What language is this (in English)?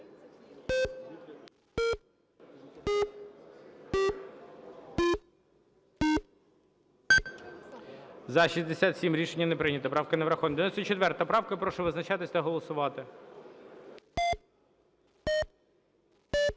Ukrainian